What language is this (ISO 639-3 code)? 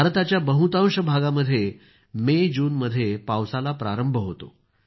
mar